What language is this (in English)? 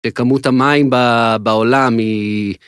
Hebrew